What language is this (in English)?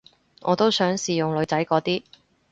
Cantonese